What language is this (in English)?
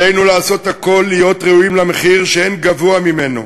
Hebrew